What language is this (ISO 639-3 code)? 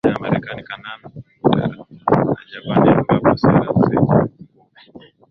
swa